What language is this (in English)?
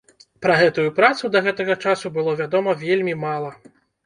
Belarusian